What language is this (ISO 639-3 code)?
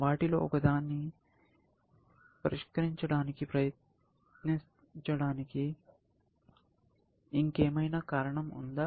tel